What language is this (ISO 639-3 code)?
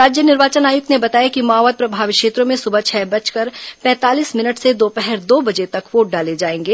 hin